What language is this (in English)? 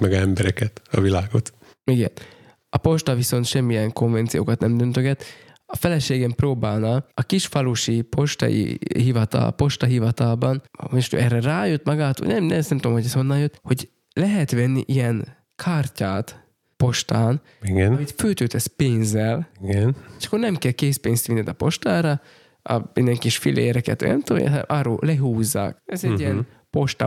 Hungarian